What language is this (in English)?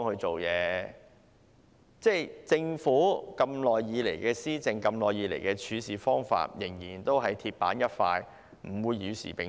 Cantonese